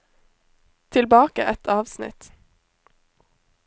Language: Norwegian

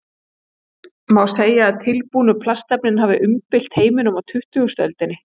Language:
Icelandic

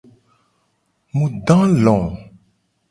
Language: Gen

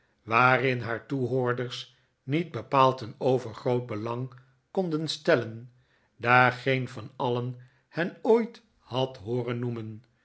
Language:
Dutch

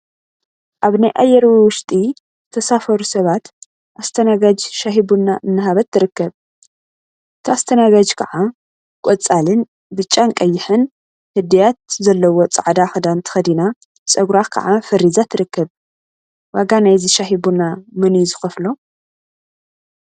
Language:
Tigrinya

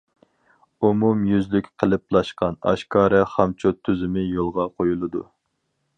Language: Uyghur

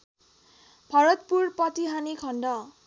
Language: Nepali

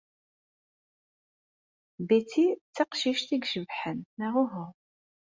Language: Kabyle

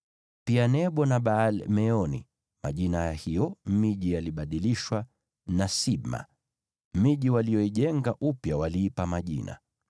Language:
Swahili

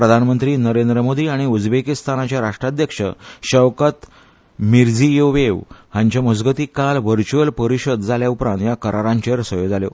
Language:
Konkani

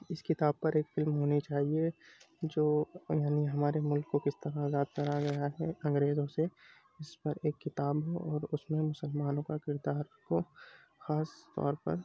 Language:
Urdu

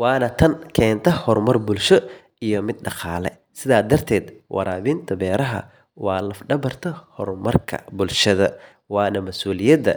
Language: Somali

